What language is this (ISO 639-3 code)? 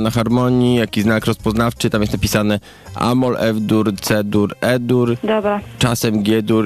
pol